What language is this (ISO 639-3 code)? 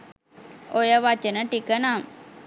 sin